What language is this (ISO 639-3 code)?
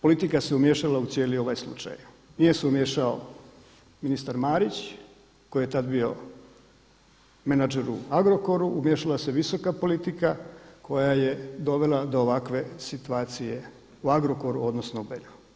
hrv